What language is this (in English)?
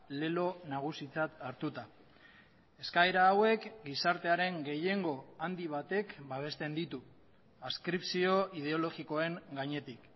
Basque